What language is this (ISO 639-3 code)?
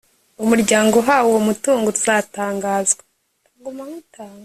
kin